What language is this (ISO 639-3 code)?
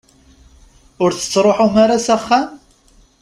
kab